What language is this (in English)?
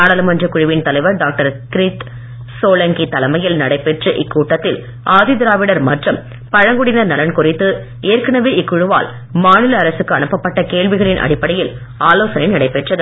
Tamil